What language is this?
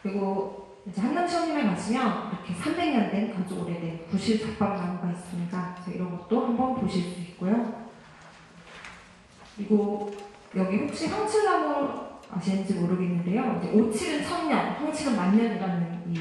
Korean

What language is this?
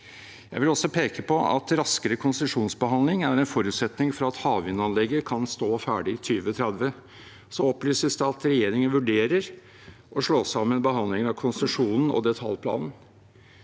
Norwegian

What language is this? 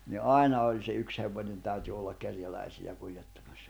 Finnish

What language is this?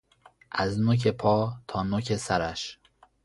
Persian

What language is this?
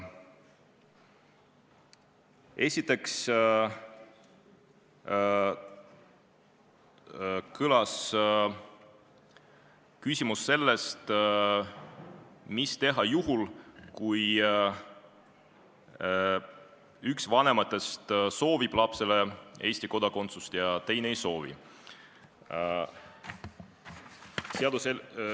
Estonian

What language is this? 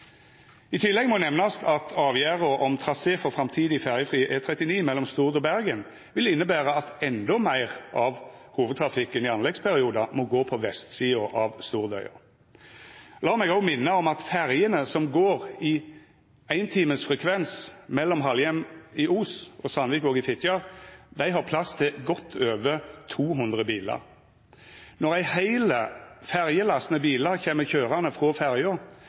Norwegian Nynorsk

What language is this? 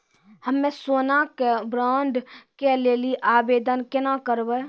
Maithili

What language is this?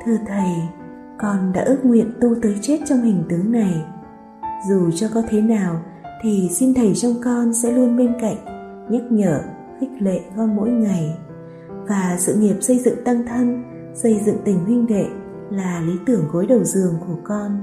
Vietnamese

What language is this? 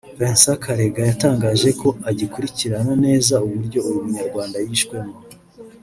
Kinyarwanda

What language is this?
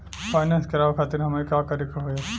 Bhojpuri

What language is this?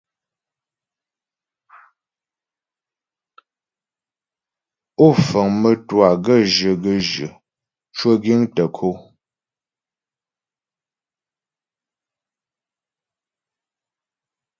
Ghomala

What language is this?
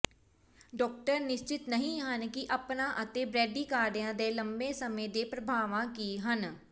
Punjabi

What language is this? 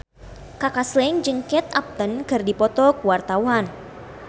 Sundanese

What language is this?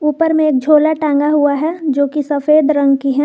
Hindi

